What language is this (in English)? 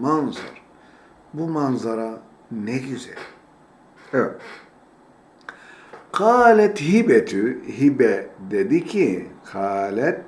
Turkish